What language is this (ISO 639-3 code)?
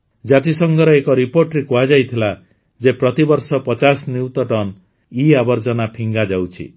ori